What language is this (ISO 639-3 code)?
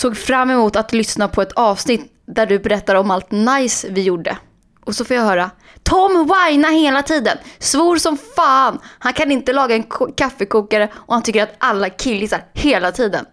swe